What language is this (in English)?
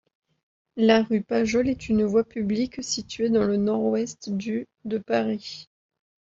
French